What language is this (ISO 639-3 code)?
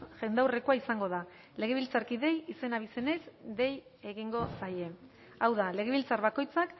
eus